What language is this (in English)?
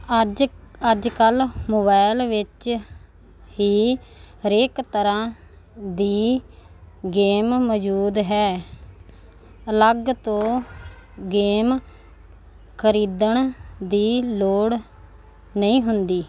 Punjabi